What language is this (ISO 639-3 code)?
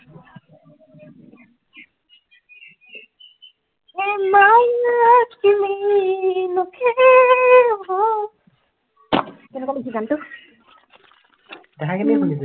asm